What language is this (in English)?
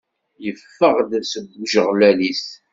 Kabyle